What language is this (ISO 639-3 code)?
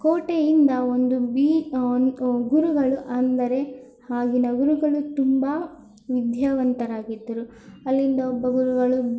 kan